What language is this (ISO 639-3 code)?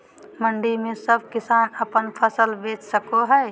mag